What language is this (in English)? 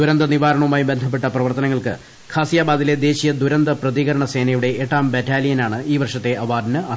Malayalam